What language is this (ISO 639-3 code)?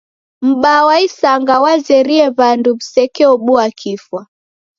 dav